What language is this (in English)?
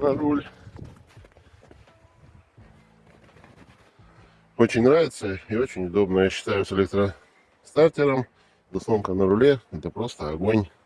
Russian